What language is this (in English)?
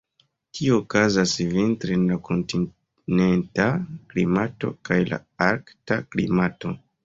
Esperanto